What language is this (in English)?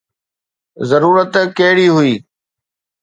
Sindhi